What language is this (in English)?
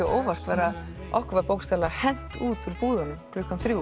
Icelandic